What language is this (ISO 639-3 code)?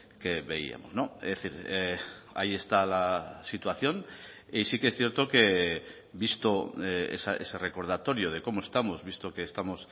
spa